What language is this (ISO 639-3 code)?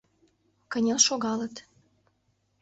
chm